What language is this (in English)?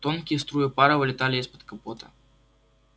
Russian